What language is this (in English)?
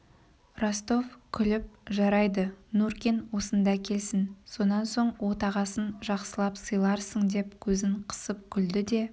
Kazakh